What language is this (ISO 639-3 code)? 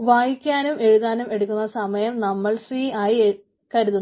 mal